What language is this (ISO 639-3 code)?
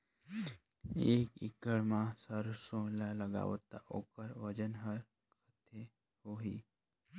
hne